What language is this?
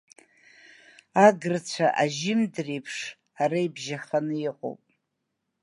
Abkhazian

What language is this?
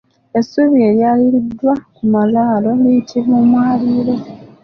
Ganda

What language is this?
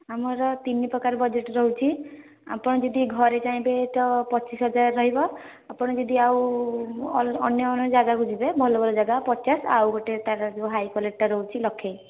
Odia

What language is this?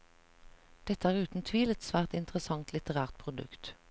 Norwegian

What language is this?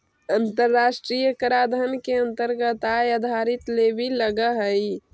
Magahi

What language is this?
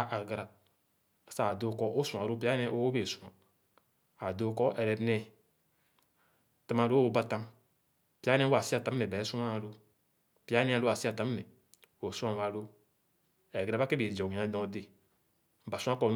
Khana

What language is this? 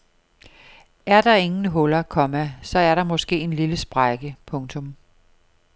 Danish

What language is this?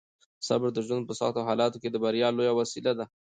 Pashto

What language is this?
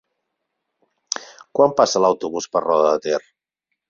Catalan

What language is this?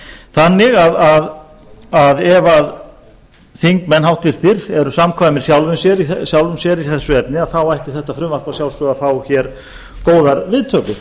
Icelandic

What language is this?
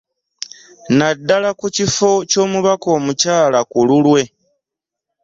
Ganda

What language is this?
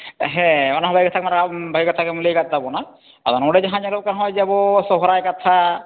Santali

